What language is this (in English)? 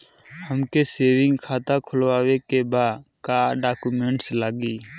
Bhojpuri